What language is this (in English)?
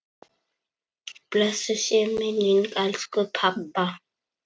Icelandic